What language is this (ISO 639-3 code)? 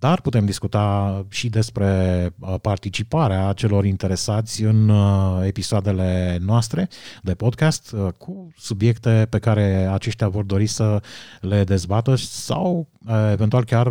ron